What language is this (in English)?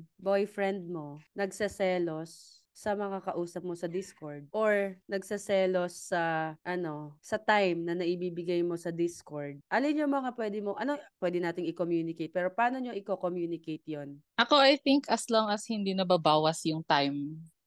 Filipino